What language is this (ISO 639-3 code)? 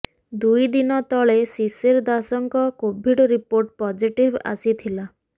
ori